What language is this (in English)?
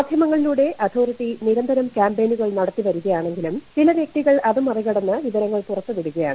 Malayalam